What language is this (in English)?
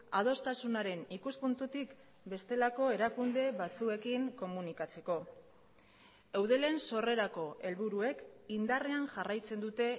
Basque